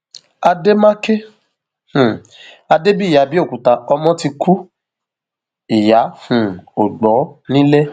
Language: Yoruba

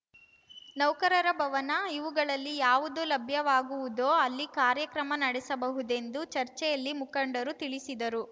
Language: Kannada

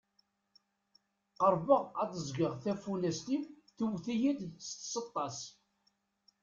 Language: Kabyle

